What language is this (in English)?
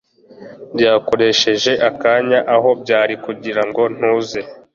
Kinyarwanda